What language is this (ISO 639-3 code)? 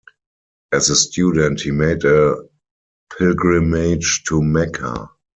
eng